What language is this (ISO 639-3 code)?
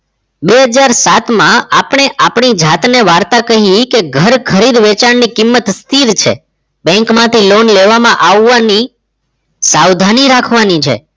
guj